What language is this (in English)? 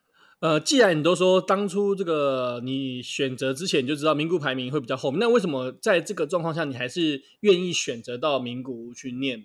Chinese